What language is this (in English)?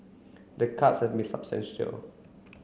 English